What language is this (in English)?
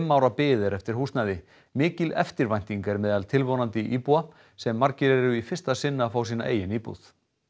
Icelandic